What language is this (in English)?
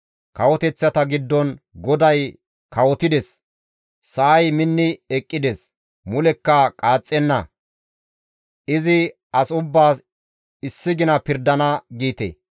Gamo